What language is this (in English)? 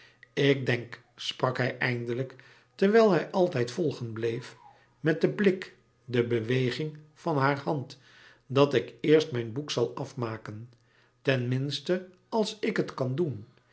Dutch